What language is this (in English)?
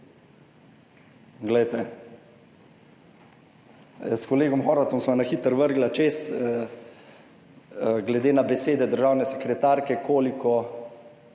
Slovenian